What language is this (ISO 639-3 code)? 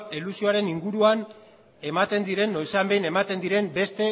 eus